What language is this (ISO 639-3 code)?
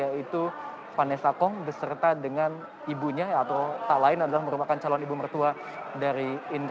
ind